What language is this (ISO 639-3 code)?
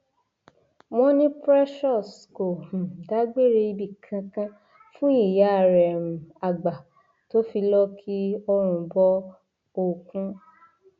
yor